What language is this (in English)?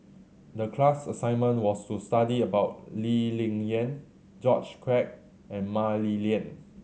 English